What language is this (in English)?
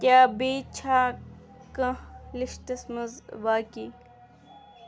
Kashmiri